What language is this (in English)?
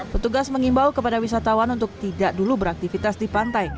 Indonesian